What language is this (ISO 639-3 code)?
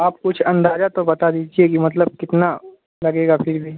urd